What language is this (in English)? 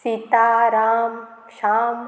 Konkani